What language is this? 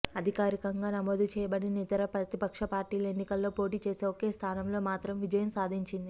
Telugu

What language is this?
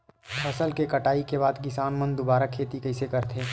Chhattisgarhi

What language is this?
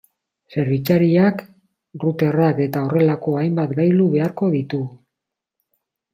Basque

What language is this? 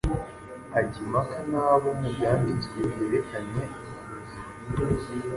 Kinyarwanda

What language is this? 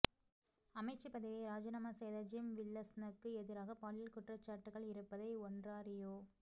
Tamil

